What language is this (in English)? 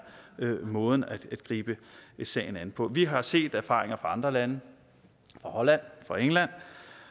Danish